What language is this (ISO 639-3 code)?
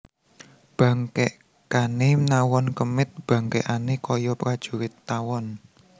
jav